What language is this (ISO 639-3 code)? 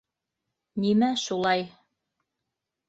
bak